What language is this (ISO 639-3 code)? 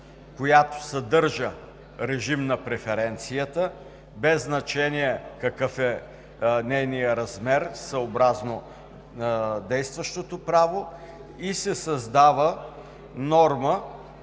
bul